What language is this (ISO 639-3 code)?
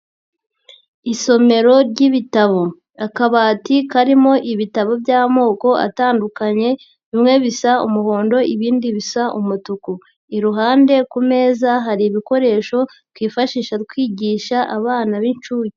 kin